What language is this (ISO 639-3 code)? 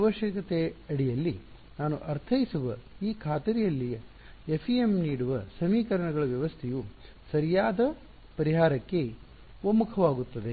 kan